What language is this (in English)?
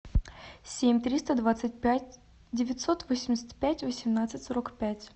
Russian